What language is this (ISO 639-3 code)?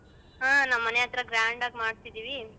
kan